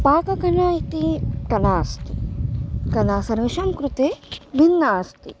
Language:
Sanskrit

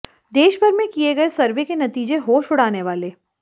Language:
Hindi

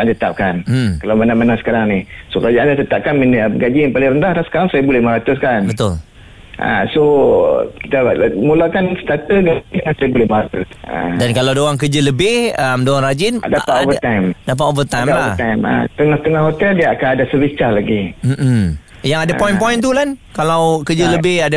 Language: Malay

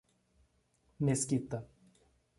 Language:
Portuguese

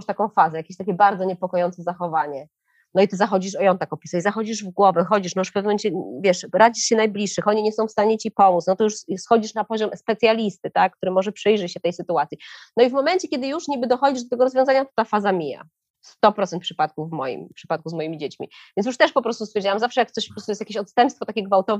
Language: Polish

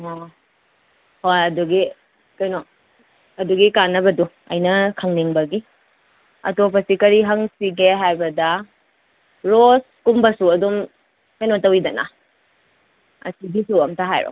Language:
Manipuri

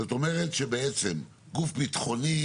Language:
Hebrew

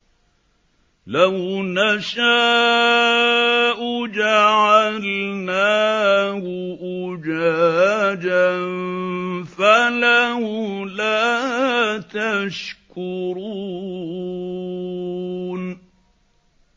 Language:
Arabic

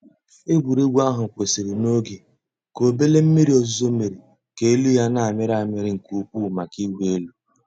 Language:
Igbo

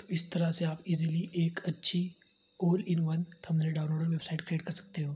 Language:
Hindi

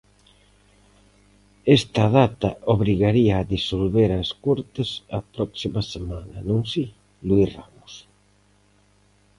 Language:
Galician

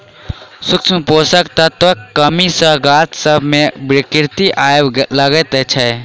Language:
Maithili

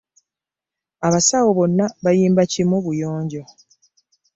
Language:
Ganda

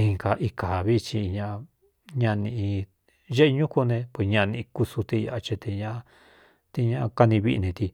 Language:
Cuyamecalco Mixtec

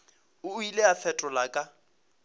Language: Northern Sotho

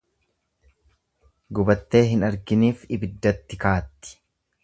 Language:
Oromo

